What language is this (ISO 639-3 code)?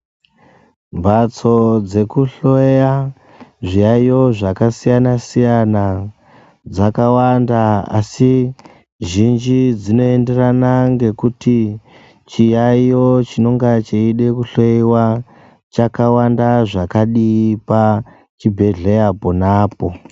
ndc